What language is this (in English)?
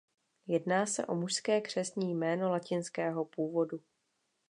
Czech